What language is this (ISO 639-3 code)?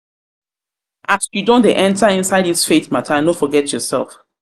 pcm